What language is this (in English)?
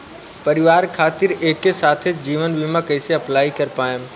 Bhojpuri